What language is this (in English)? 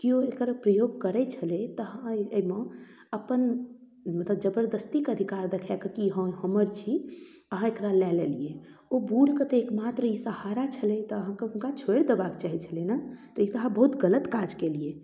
Maithili